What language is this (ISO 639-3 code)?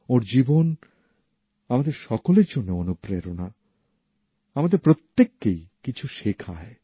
ben